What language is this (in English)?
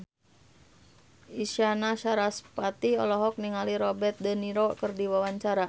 Sundanese